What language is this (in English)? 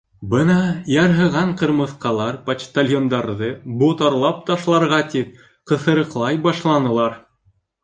Bashkir